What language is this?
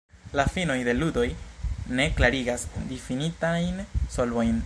Esperanto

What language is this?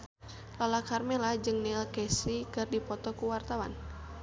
Sundanese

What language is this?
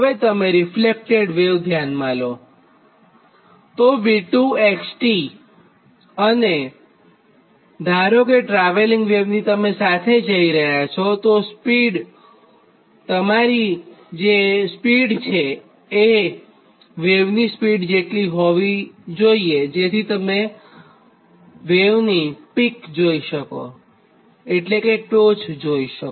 Gujarati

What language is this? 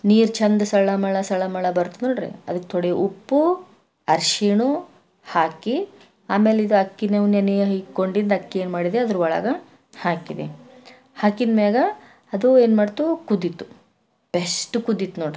Kannada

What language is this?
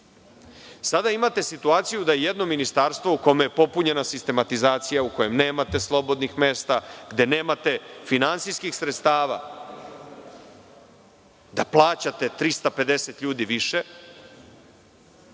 Serbian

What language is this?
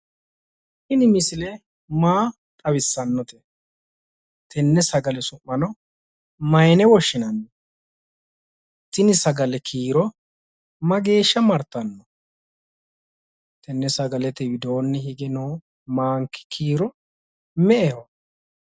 Sidamo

